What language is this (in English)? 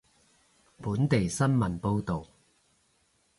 Cantonese